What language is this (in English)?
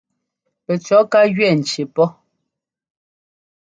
Ngomba